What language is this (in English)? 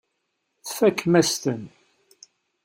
Kabyle